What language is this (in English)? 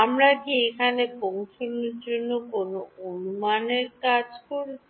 Bangla